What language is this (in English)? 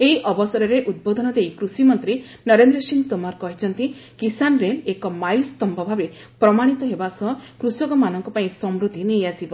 Odia